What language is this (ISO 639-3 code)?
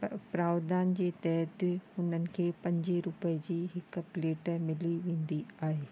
snd